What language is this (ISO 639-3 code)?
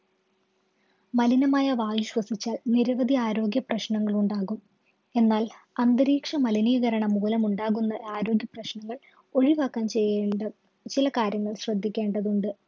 mal